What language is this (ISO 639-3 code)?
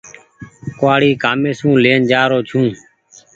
gig